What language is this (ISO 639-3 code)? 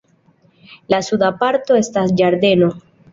epo